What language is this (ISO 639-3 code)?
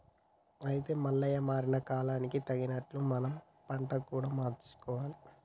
tel